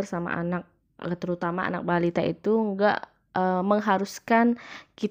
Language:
Indonesian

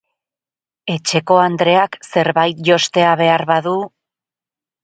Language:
Basque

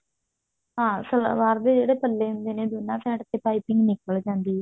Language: Punjabi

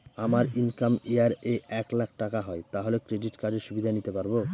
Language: Bangla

